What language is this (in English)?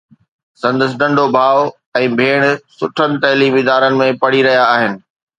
Sindhi